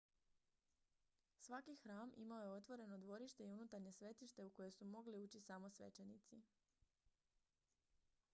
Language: Croatian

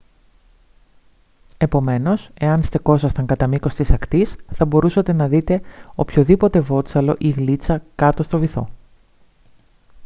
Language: Greek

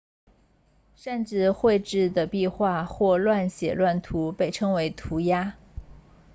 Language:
Chinese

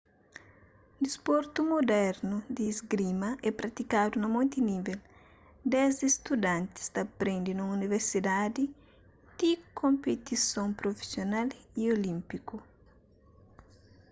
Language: Kabuverdianu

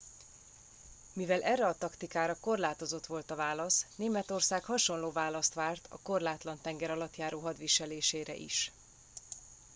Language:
Hungarian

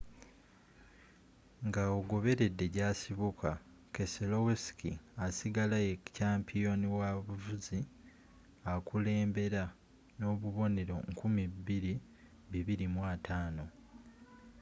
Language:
Ganda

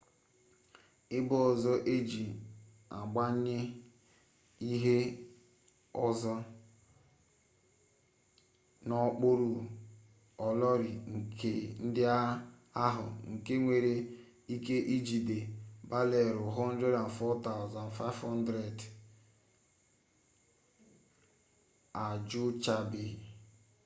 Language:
Igbo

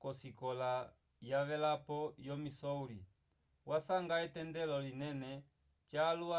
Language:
Umbundu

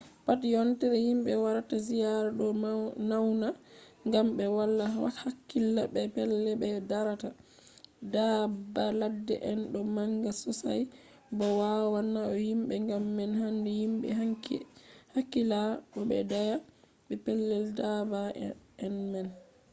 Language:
Fula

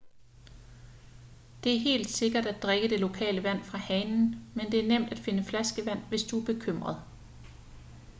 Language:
Danish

